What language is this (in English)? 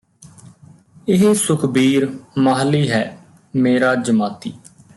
Punjabi